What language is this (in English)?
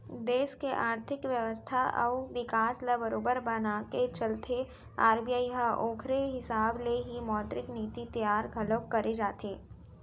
Chhattisgarhi